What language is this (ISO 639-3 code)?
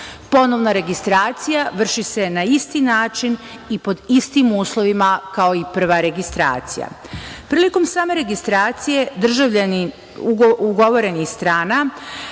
srp